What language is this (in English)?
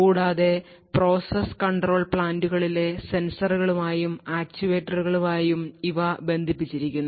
Malayalam